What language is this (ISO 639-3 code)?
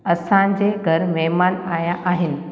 snd